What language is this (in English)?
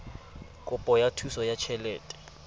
Southern Sotho